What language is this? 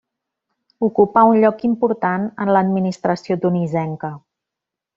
Catalan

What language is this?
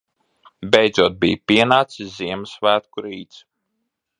Latvian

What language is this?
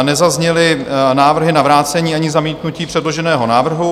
Czech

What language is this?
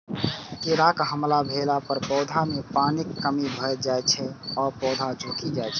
Maithili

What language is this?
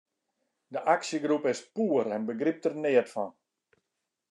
Western Frisian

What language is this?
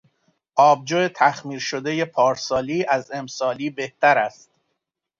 Persian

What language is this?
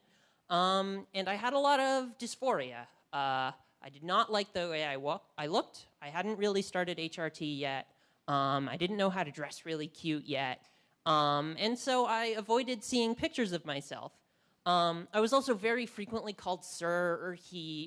English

